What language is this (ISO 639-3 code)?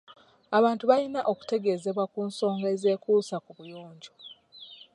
lug